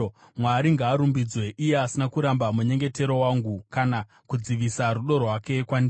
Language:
Shona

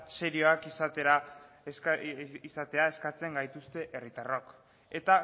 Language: Basque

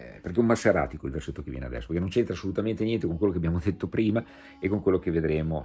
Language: Italian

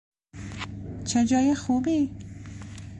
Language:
Persian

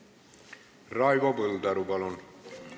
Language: Estonian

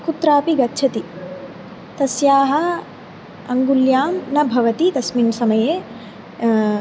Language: Sanskrit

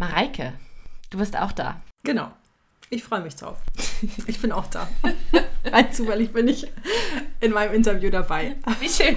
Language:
German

